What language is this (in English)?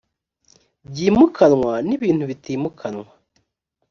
Kinyarwanda